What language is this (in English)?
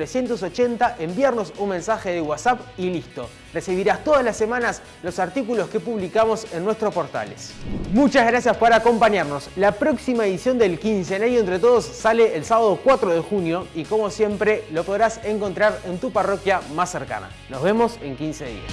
Spanish